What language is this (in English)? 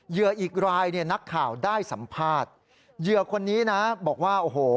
Thai